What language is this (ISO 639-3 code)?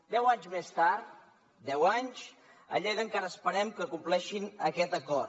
cat